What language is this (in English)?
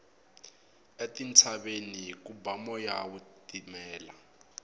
Tsonga